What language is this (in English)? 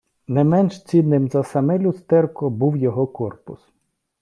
Ukrainian